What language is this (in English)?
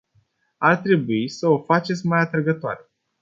Romanian